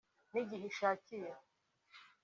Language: Kinyarwanda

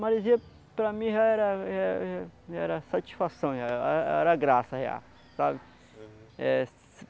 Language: Portuguese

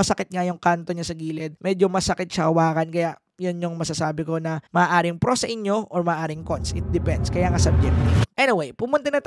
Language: Filipino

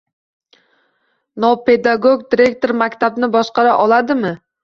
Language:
Uzbek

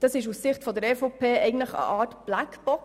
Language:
Swiss German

